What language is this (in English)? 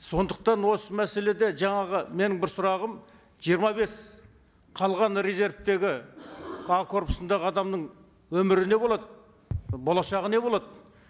Kazakh